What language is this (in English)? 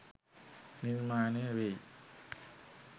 Sinhala